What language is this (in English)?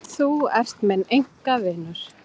Icelandic